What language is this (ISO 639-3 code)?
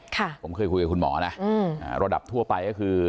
tha